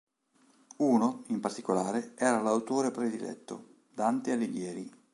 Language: Italian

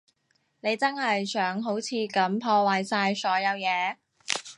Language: Cantonese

